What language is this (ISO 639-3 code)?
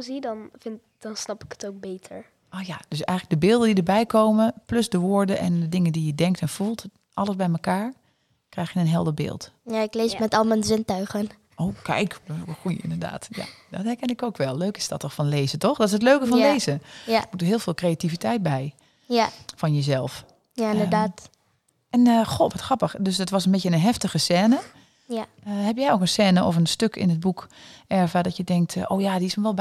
nld